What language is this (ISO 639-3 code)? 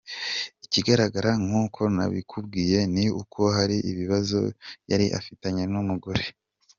kin